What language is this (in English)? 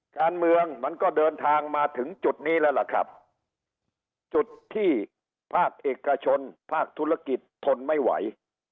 Thai